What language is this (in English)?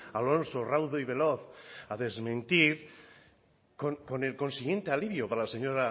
Spanish